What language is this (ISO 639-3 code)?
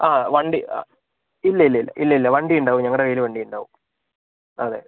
mal